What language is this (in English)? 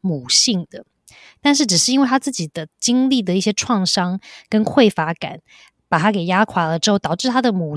Chinese